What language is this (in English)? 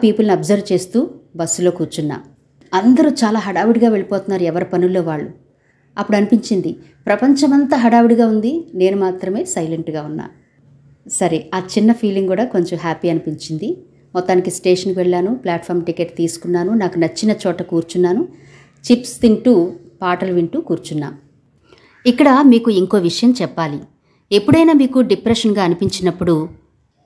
Telugu